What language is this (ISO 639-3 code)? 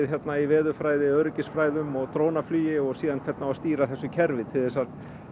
isl